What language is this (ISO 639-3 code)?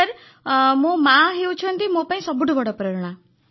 ori